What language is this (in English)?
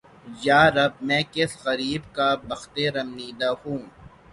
Urdu